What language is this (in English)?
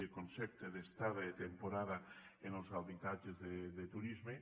Catalan